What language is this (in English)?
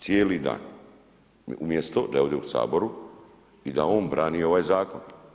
Croatian